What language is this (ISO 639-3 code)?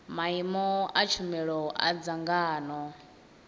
ven